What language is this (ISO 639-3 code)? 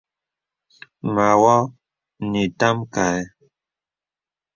beb